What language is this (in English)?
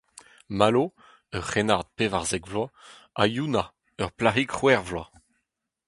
Breton